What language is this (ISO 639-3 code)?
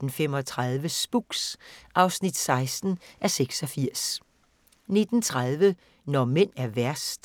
dan